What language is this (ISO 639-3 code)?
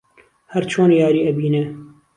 ckb